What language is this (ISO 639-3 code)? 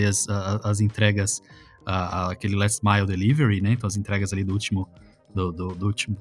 por